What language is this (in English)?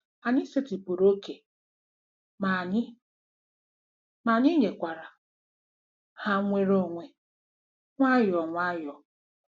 Igbo